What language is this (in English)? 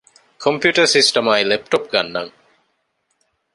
Divehi